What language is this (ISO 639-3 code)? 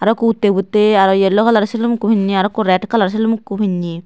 ccp